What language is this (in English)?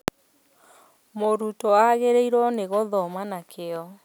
Kikuyu